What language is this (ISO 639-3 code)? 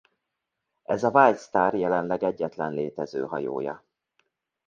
hun